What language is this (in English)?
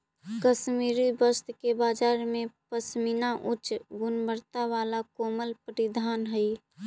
Magahi